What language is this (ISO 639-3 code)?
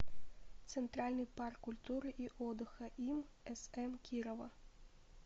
rus